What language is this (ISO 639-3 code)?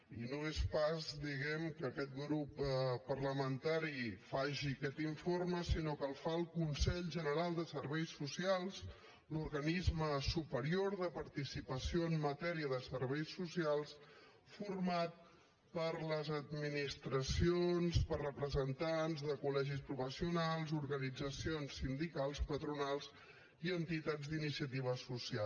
cat